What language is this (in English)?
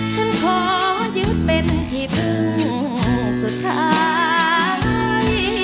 Thai